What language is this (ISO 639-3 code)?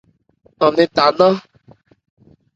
ebr